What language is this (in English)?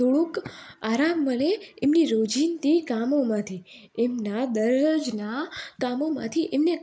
Gujarati